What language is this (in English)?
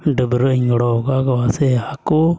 Santali